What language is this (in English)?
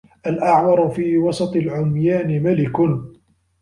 Arabic